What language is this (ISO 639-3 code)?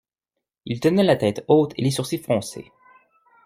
fra